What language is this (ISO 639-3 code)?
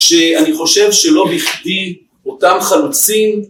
heb